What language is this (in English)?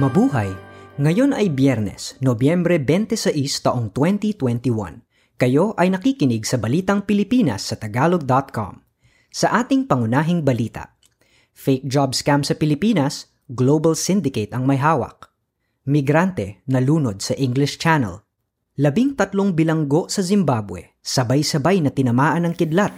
Filipino